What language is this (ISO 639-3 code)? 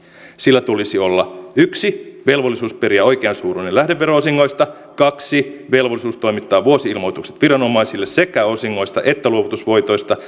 fin